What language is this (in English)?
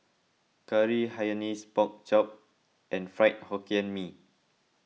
English